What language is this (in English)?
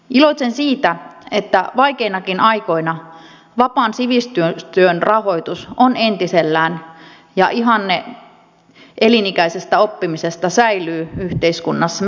Finnish